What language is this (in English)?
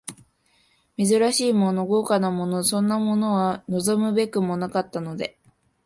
Japanese